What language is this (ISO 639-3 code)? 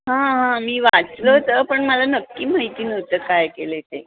mar